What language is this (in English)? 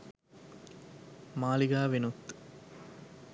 Sinhala